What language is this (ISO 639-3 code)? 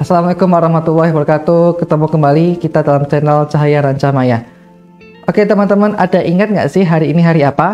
ind